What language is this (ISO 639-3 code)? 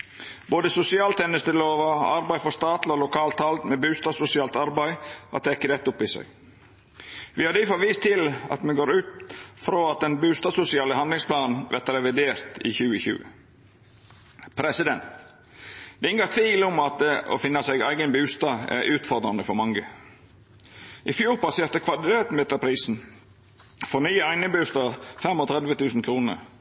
nno